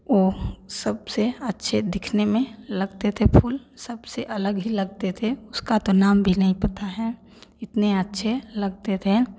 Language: Hindi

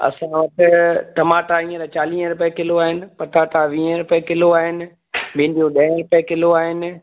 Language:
Sindhi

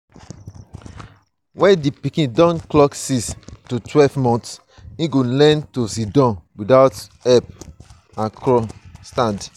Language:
Nigerian Pidgin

